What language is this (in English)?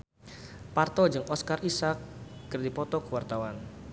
Sundanese